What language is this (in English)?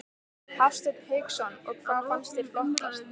Icelandic